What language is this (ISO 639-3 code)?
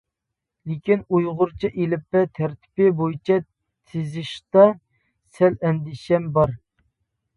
uig